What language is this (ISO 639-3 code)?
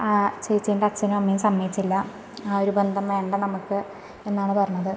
mal